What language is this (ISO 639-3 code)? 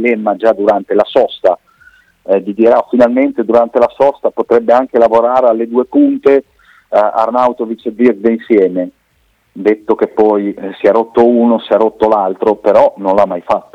ita